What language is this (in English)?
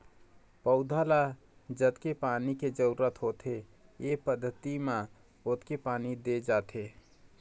Chhattisgarhi